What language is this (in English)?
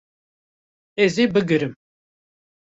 Kurdish